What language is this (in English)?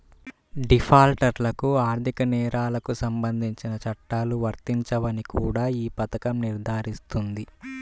Telugu